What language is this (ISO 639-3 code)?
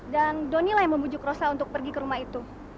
ind